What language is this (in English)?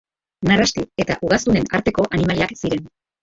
Basque